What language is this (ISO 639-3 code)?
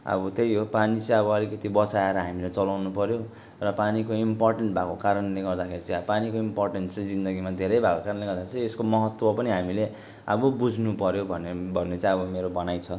nep